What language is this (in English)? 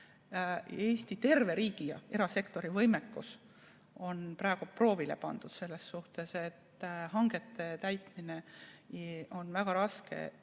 Estonian